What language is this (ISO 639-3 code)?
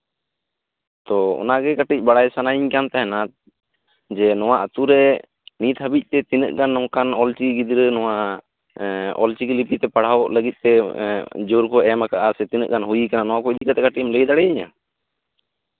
sat